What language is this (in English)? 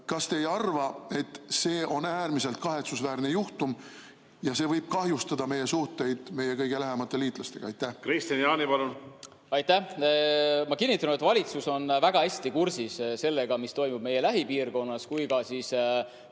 Estonian